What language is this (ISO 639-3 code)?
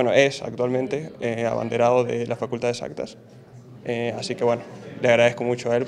spa